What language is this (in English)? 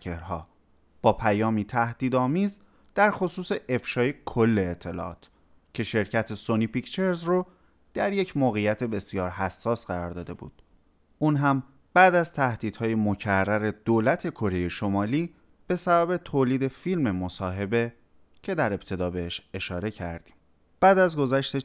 Persian